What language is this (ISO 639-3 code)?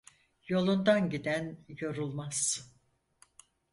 tur